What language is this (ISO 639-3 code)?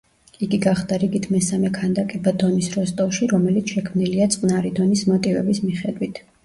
kat